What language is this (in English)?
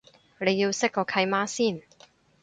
Cantonese